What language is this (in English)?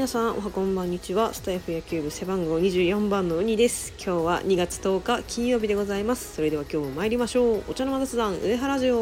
Japanese